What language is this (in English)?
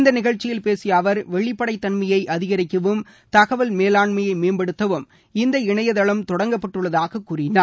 Tamil